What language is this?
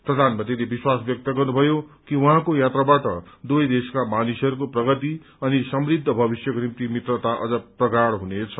Nepali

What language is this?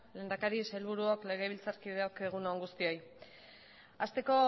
Basque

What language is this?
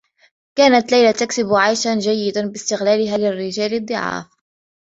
Arabic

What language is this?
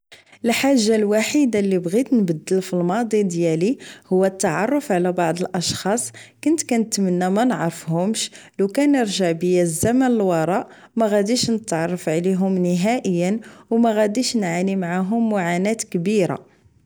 Moroccan Arabic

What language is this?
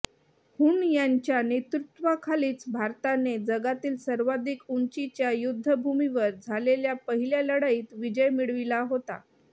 Marathi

